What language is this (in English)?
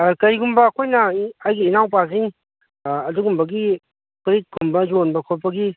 Manipuri